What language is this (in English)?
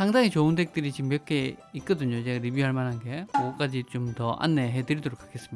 Korean